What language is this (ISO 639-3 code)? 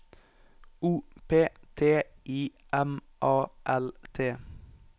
nor